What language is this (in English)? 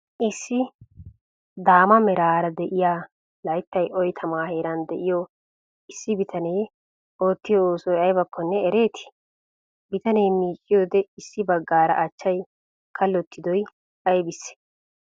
Wolaytta